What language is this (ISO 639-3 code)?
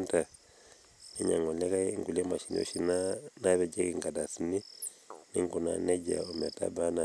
mas